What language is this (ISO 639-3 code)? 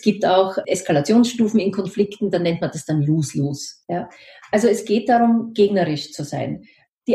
deu